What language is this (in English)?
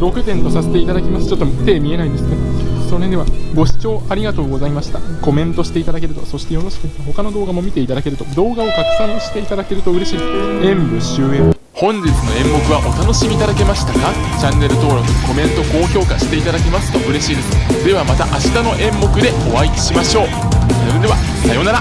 Japanese